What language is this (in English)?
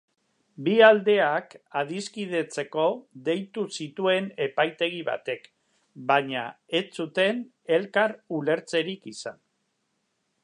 Basque